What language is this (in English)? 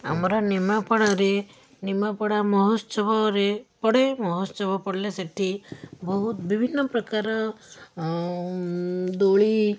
Odia